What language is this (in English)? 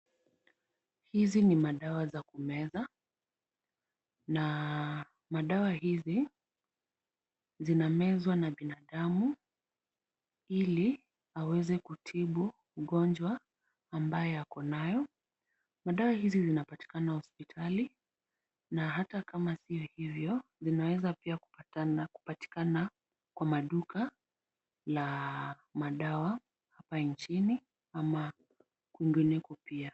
Swahili